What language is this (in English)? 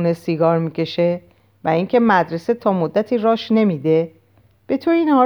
Persian